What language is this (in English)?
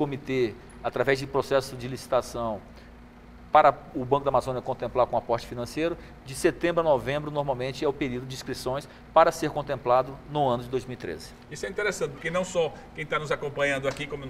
Portuguese